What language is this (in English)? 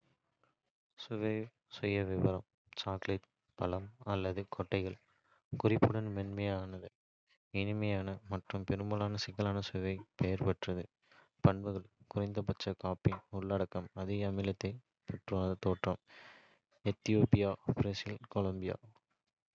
Kota (India)